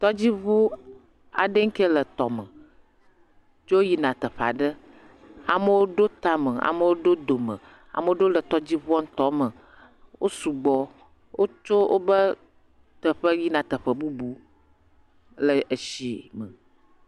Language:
Ewe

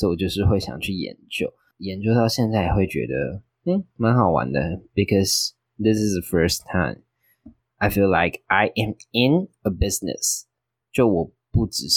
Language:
Chinese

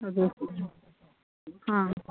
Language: Manipuri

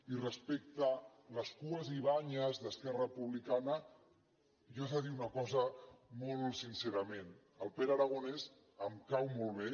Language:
Catalan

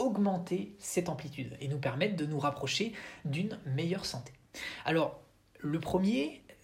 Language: French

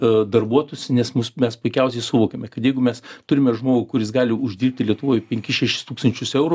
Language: Lithuanian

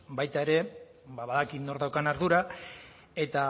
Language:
Basque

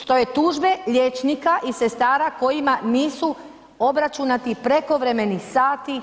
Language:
Croatian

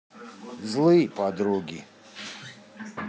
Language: Russian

